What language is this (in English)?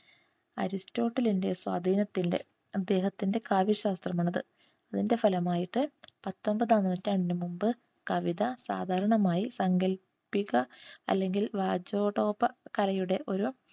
Malayalam